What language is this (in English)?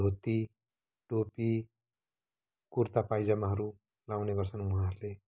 Nepali